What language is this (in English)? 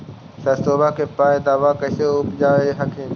Magahi